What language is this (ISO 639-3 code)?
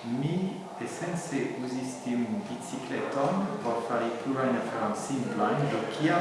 epo